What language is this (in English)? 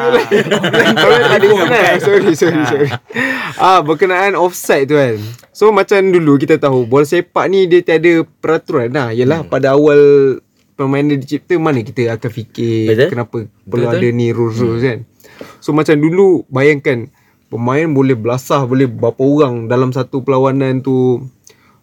Malay